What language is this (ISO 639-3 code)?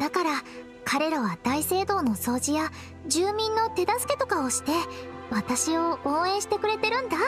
jpn